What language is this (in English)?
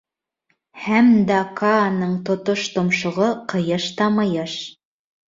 Bashkir